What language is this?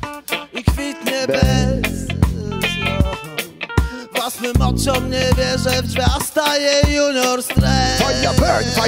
Polish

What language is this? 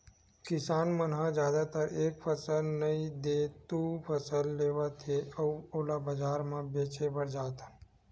Chhattisgarhi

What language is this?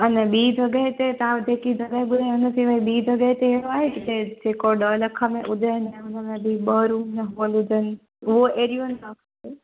Sindhi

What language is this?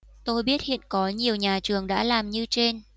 Vietnamese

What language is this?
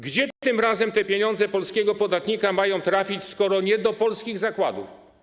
Polish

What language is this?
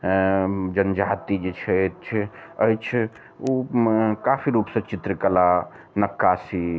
Maithili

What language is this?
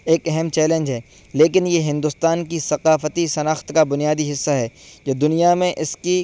Urdu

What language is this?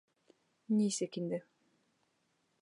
Bashkir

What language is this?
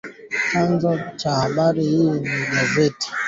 Swahili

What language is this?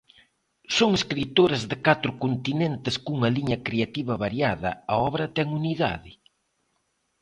Galician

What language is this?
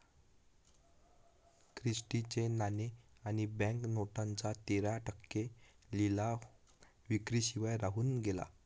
Marathi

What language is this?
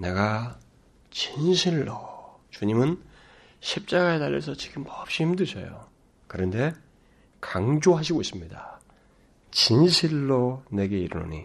Korean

